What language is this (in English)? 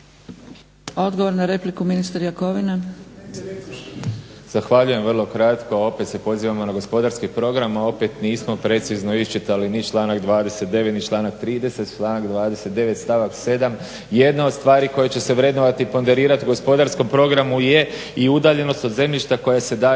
Croatian